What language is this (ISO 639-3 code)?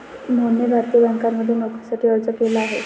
mar